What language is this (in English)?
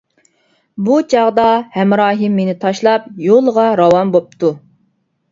Uyghur